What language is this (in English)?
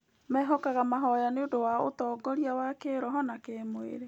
Kikuyu